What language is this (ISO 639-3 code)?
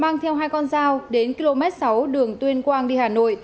vie